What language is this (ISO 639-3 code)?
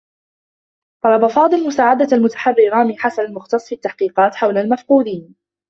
ara